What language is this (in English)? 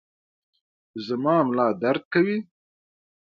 Pashto